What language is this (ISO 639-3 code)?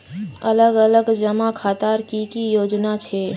mag